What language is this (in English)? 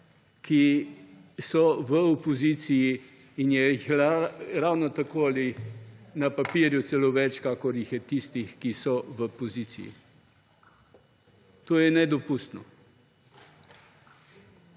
Slovenian